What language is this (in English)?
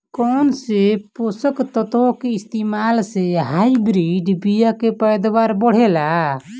Bhojpuri